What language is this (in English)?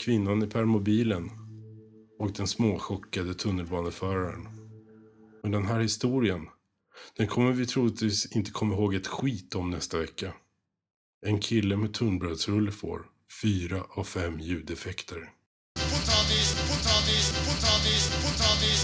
Swedish